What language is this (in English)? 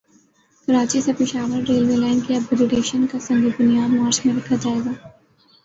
Urdu